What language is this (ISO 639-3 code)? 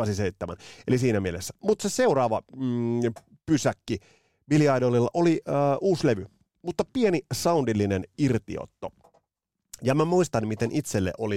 fin